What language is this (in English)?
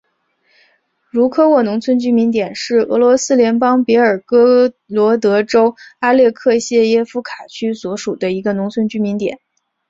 Chinese